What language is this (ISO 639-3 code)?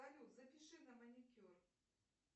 rus